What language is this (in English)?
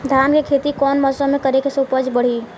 Bhojpuri